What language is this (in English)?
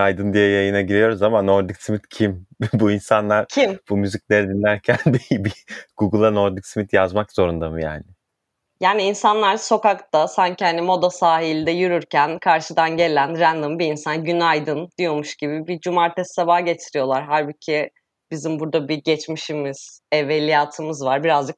Turkish